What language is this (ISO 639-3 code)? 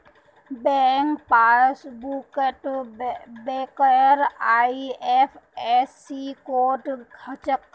mag